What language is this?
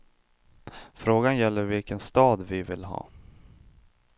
Swedish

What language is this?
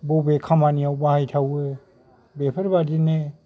Bodo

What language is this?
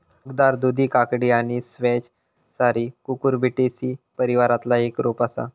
Marathi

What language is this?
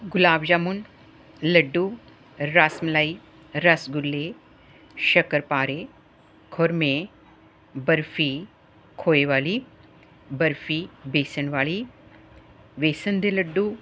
Punjabi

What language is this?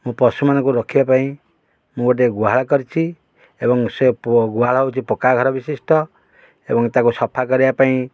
Odia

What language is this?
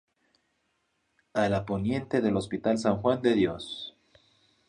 Spanish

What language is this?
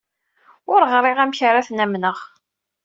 Kabyle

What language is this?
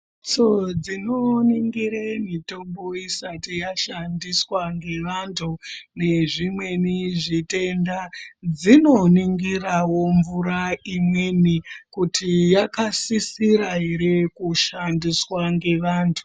Ndau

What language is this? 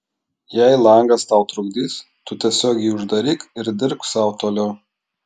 Lithuanian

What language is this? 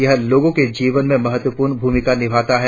Hindi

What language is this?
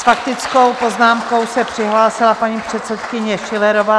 Czech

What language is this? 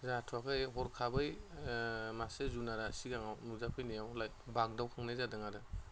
Bodo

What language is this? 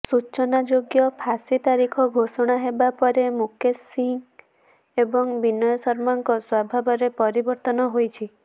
Odia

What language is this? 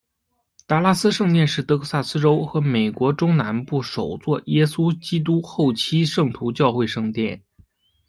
Chinese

